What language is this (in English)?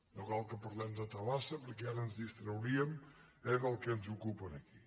Catalan